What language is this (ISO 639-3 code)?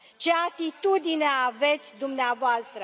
ron